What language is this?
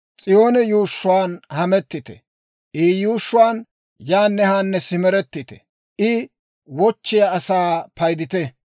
Dawro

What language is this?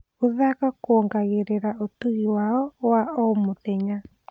Kikuyu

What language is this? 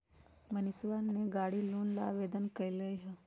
Magahi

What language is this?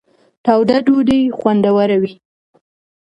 Pashto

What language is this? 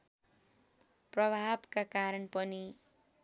Nepali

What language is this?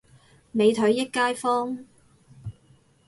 Cantonese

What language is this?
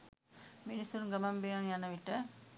Sinhala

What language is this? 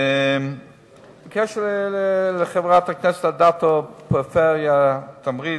Hebrew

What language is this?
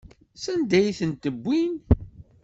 Kabyle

